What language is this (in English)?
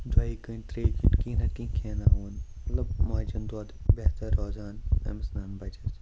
Kashmiri